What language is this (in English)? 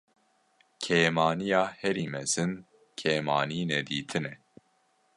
Kurdish